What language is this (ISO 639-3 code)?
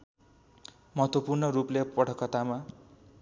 nep